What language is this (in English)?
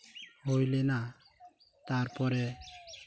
Santali